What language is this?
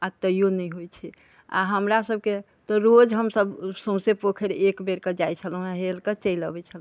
Maithili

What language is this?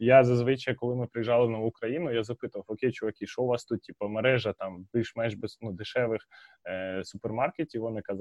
Ukrainian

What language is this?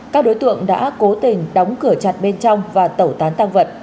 Vietnamese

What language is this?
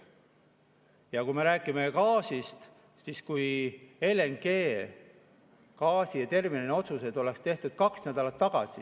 Estonian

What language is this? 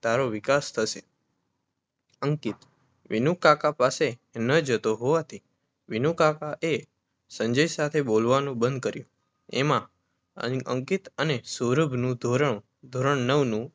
Gujarati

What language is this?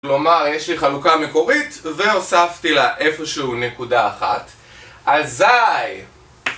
Hebrew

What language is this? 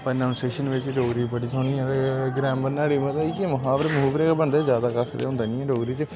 Dogri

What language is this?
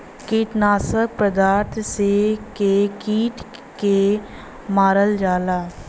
Bhojpuri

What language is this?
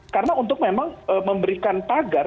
Indonesian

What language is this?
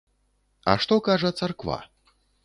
Belarusian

